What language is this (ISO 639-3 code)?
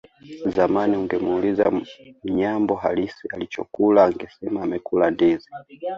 swa